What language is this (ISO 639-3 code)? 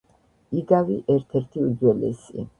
kat